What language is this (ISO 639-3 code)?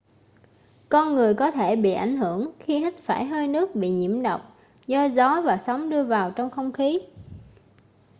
vie